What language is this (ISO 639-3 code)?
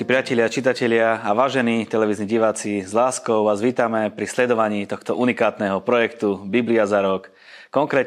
slk